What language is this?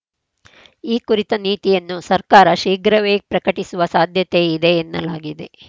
Kannada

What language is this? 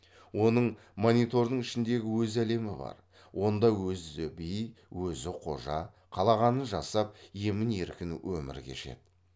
Kazakh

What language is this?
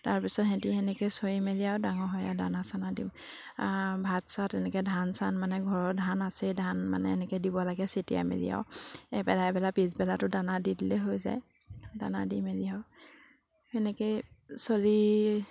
Assamese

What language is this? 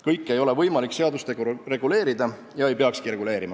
Estonian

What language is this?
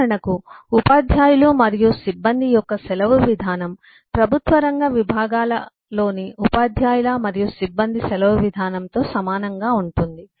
Telugu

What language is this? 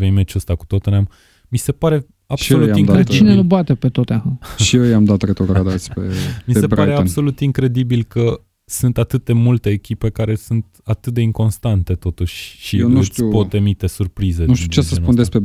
Romanian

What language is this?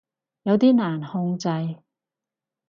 Cantonese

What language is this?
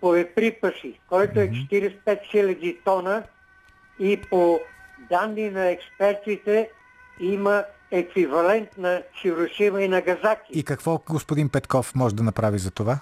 Bulgarian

